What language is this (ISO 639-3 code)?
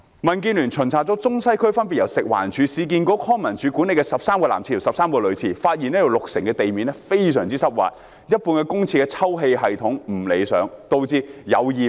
yue